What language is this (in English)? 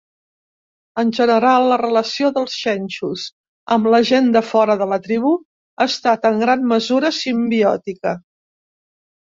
Catalan